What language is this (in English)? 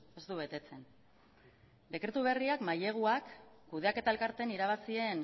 Basque